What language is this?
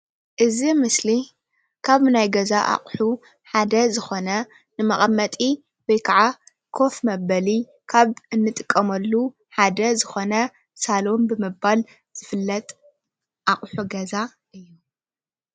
Tigrinya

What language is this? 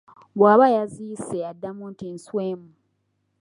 Ganda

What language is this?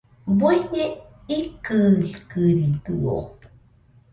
Nüpode Huitoto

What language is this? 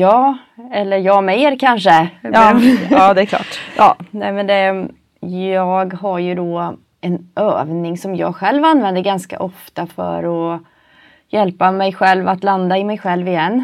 Swedish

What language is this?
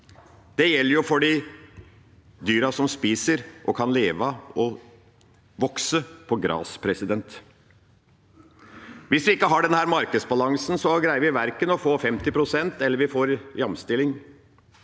Norwegian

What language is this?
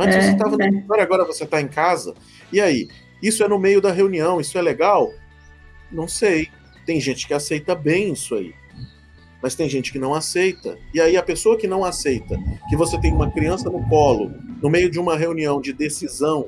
Portuguese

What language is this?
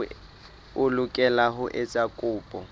Southern Sotho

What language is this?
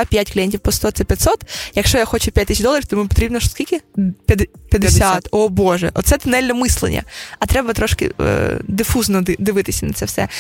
Ukrainian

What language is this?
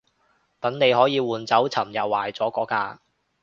Cantonese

